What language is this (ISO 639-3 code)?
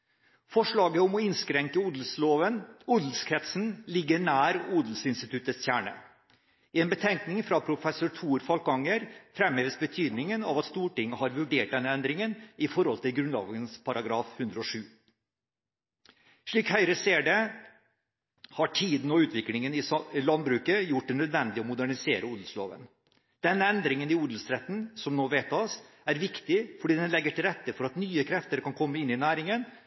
nob